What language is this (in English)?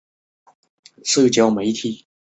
Chinese